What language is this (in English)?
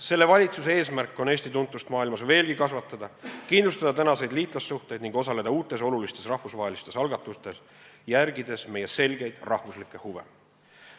Estonian